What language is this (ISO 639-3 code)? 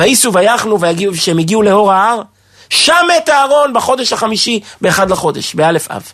heb